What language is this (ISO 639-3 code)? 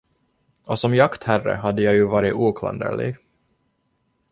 swe